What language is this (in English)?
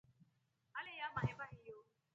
Rombo